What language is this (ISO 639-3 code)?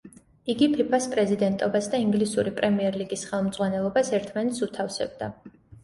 kat